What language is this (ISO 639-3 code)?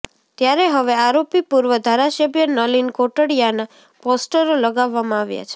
guj